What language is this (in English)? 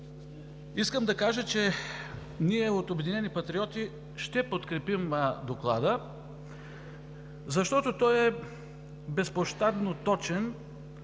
Bulgarian